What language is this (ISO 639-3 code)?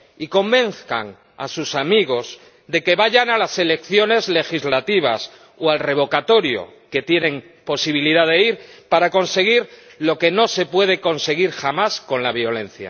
spa